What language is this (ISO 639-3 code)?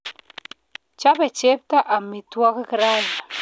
kln